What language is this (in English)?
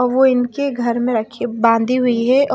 Hindi